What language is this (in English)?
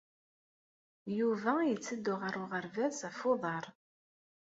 Kabyle